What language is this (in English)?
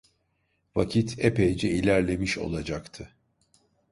Turkish